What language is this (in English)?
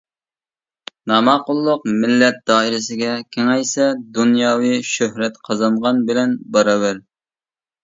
Uyghur